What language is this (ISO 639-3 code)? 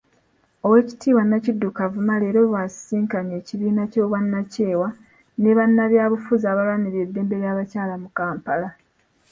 lug